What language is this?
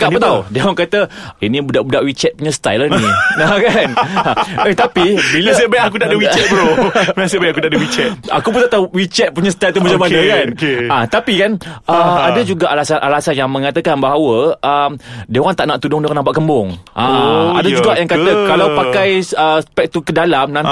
Malay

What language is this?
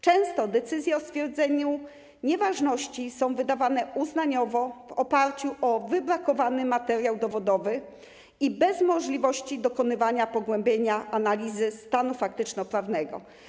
Polish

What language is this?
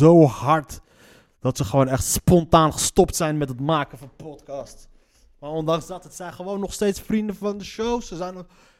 Dutch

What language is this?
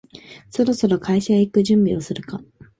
Japanese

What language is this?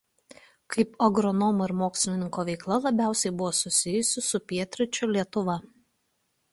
Lithuanian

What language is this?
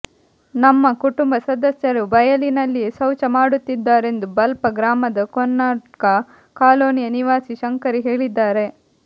Kannada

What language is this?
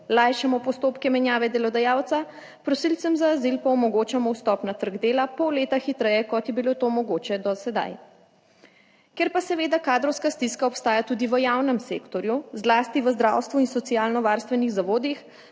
Slovenian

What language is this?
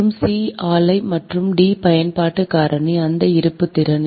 Tamil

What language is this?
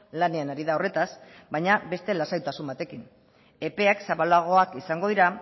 Basque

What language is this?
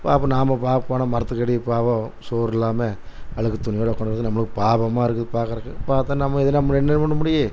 Tamil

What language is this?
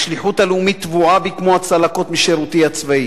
Hebrew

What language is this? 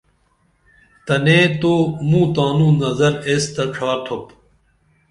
Dameli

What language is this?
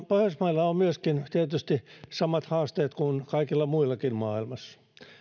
Finnish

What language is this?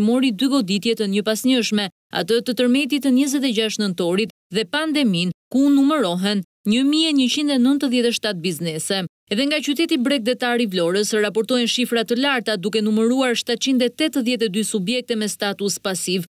Romanian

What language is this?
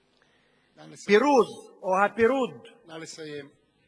Hebrew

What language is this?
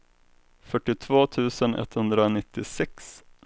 Swedish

